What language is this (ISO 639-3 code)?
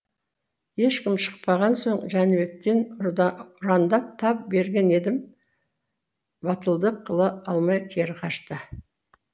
kaz